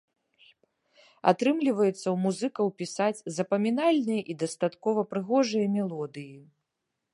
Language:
Belarusian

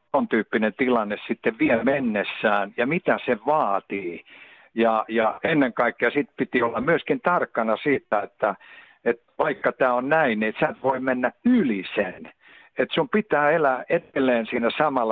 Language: Finnish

